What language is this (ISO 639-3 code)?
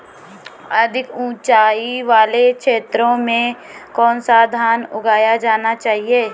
hin